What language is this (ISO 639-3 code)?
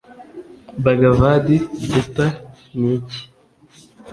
kin